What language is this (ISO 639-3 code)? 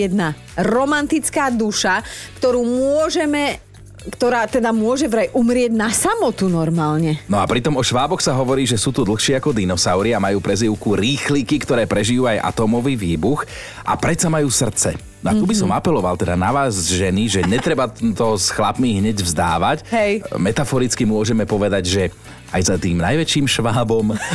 slk